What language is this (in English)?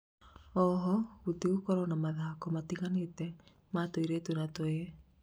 Kikuyu